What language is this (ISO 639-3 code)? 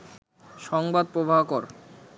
ben